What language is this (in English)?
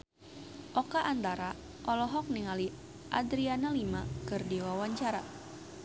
Sundanese